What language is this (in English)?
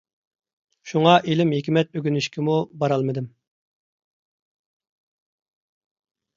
Uyghur